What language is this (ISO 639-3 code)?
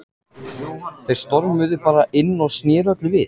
isl